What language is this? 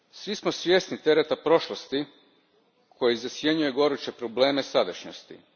Croatian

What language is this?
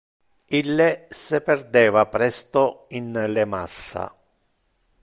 Interlingua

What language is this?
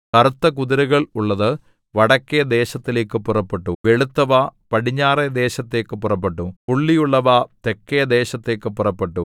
Malayalam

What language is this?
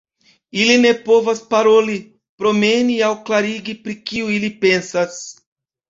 Esperanto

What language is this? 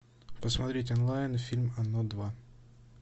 Russian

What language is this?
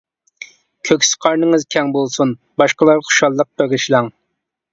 Uyghur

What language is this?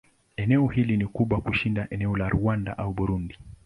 Swahili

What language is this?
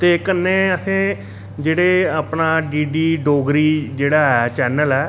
Dogri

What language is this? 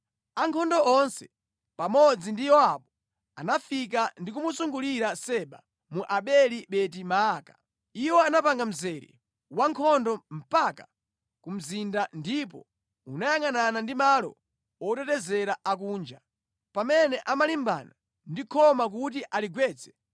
Nyanja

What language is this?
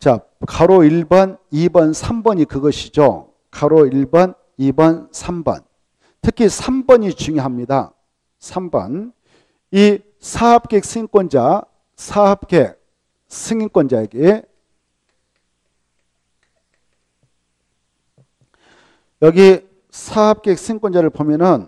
Korean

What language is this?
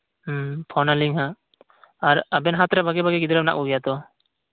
Santali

